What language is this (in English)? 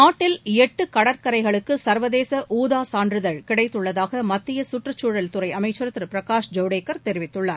Tamil